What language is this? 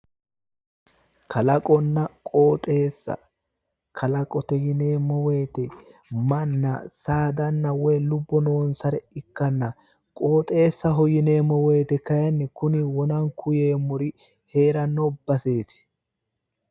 Sidamo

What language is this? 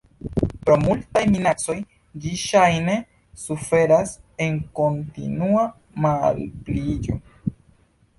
Esperanto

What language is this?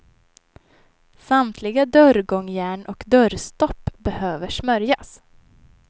Swedish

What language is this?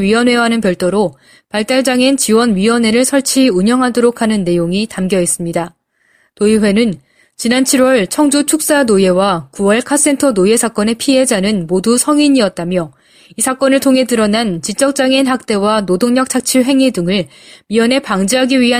Korean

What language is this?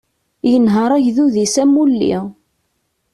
Kabyle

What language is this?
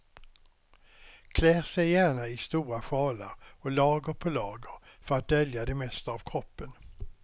Swedish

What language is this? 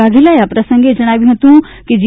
Gujarati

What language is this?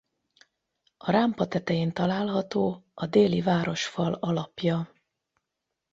Hungarian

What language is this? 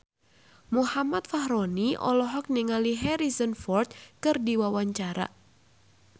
Sundanese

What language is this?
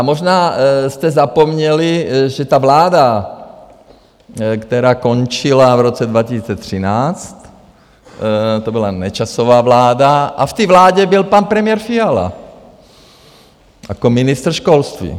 Czech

